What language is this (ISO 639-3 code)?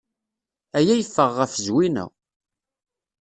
kab